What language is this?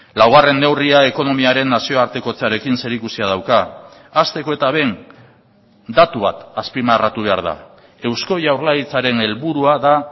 Basque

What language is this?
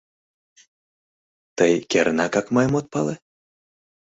Mari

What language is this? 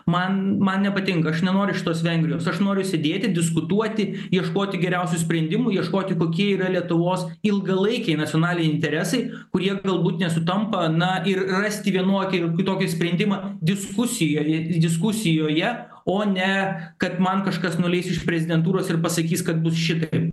Lithuanian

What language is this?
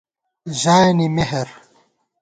Gawar-Bati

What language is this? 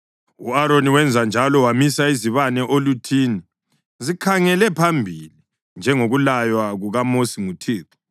North Ndebele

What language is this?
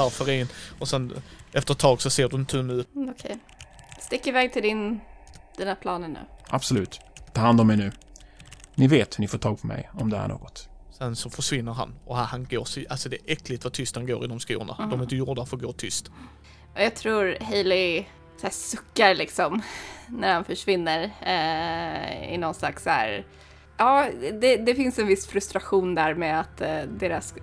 Swedish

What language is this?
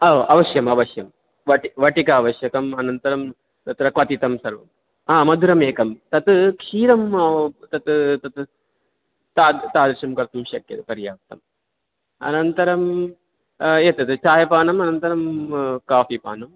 Sanskrit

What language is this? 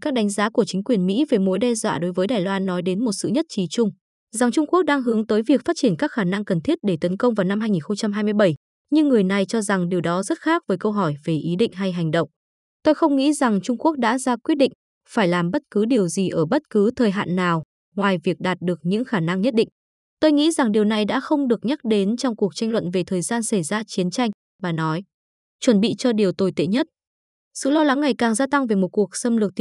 Vietnamese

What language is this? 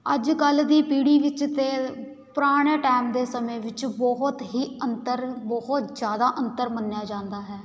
Punjabi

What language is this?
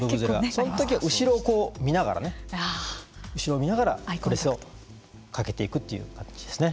Japanese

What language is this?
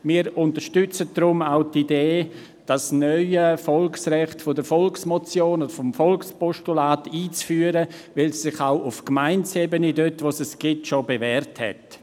Swiss German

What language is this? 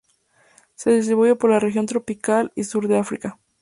Spanish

